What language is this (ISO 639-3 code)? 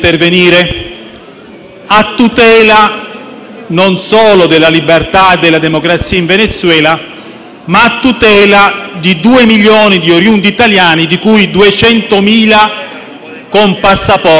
ita